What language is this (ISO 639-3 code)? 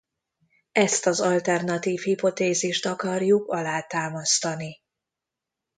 hun